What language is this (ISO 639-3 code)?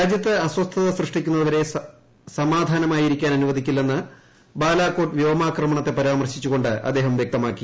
mal